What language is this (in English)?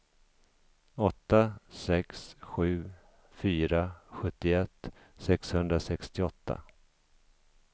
Swedish